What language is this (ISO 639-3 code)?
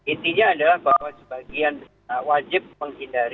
ind